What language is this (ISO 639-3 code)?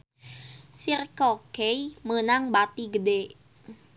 sun